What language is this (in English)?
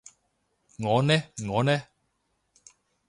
Cantonese